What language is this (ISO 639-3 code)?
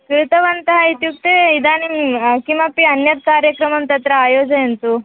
san